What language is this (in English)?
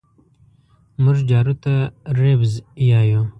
Pashto